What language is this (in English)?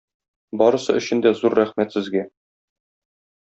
Tatar